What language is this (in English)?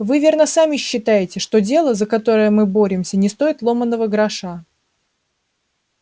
Russian